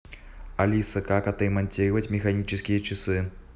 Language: Russian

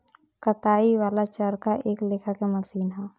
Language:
Bhojpuri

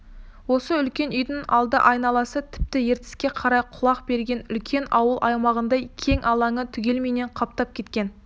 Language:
Kazakh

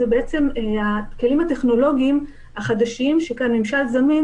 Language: Hebrew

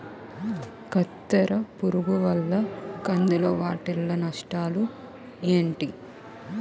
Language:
Telugu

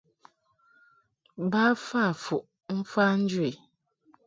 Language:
Mungaka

